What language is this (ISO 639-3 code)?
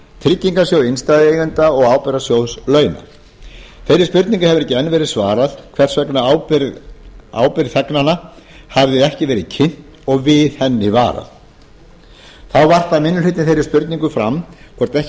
isl